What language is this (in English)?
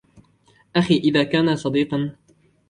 Arabic